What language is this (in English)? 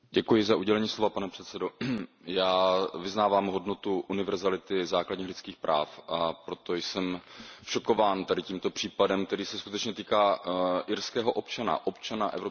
Czech